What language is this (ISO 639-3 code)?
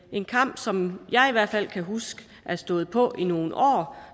dan